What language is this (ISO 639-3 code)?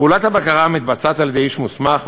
heb